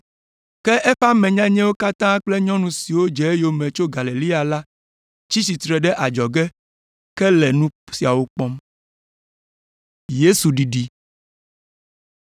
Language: Ewe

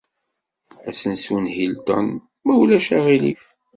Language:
Kabyle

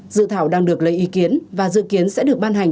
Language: Vietnamese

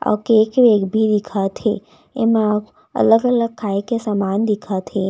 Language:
Chhattisgarhi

